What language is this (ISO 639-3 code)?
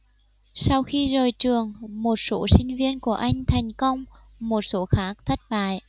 vie